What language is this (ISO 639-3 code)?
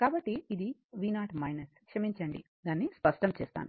tel